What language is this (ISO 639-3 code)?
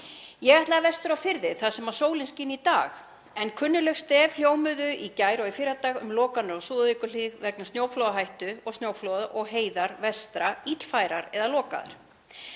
isl